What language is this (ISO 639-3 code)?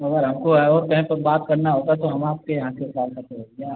hin